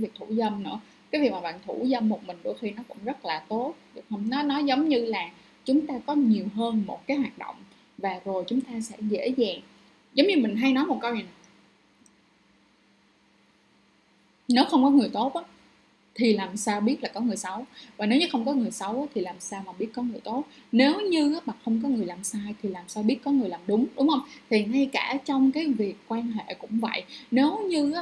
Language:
Vietnamese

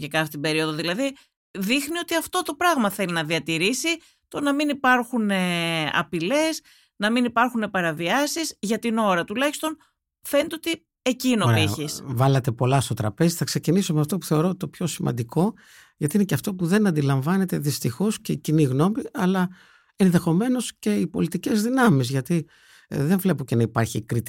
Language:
Greek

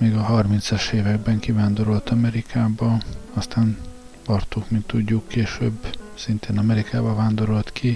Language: Hungarian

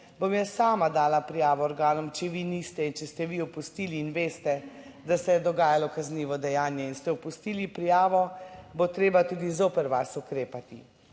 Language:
Slovenian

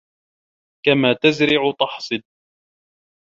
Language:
Arabic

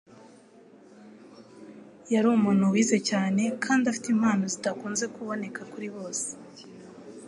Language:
Kinyarwanda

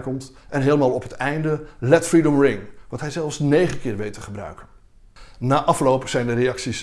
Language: Dutch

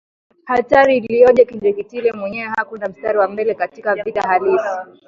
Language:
Swahili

